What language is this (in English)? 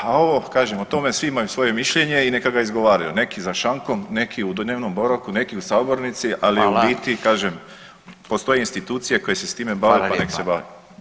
Croatian